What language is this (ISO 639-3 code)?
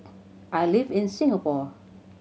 eng